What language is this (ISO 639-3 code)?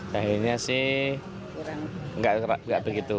ind